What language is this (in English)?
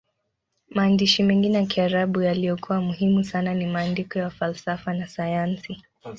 Swahili